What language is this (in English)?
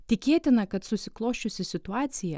Lithuanian